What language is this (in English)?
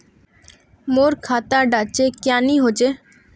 Magahi